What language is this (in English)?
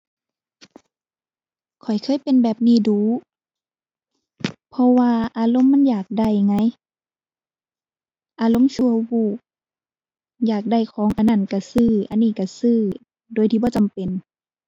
Thai